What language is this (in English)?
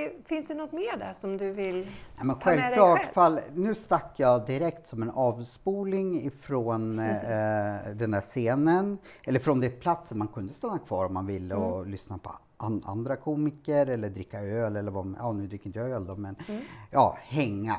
Swedish